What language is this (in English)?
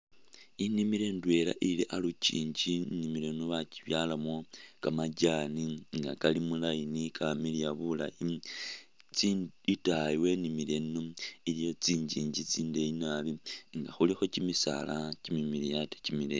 Masaaba